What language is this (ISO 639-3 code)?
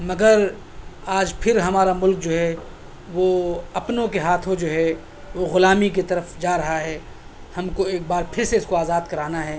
urd